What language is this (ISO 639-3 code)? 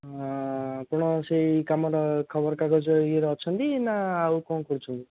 ori